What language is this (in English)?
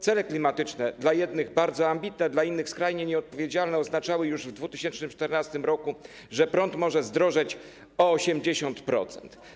Polish